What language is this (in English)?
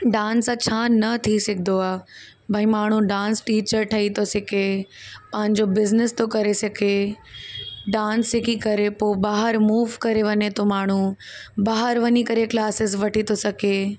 Sindhi